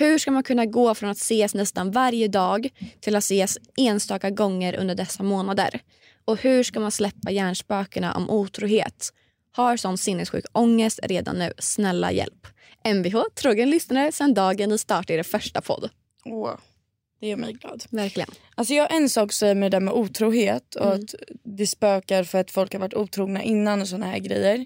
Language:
Swedish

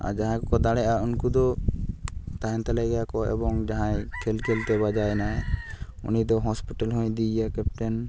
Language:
Santali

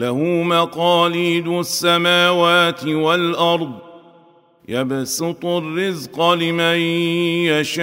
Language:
Arabic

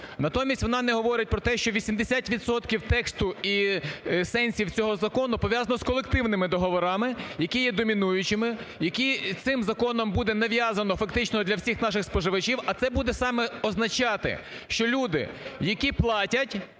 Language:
Ukrainian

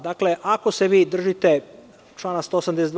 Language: Serbian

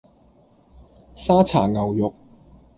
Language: Cantonese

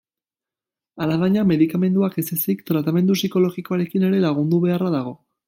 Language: Basque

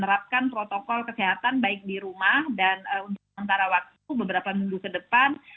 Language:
Indonesian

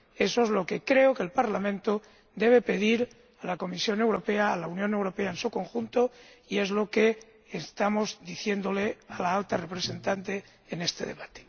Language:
Spanish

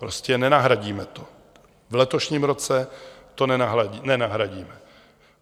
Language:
Czech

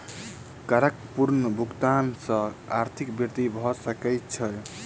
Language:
Maithili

